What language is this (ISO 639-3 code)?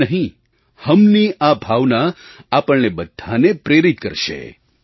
guj